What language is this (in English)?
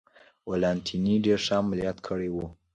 Pashto